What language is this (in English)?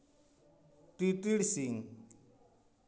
Santali